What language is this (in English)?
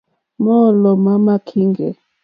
Mokpwe